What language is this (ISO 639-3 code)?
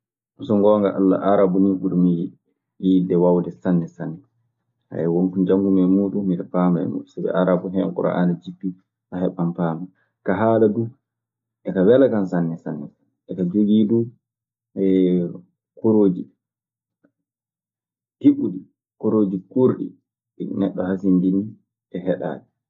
ffm